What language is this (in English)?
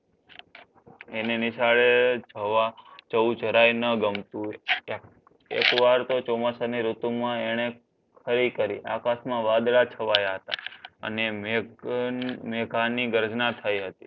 Gujarati